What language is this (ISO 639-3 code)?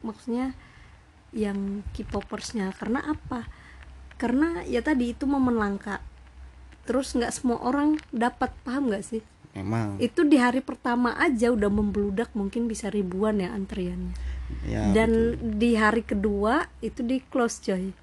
ind